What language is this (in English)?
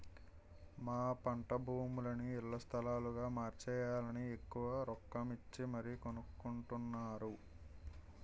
Telugu